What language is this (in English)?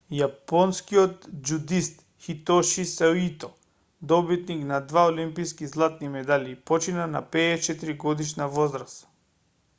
Macedonian